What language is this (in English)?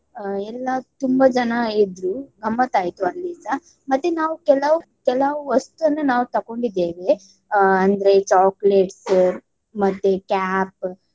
Kannada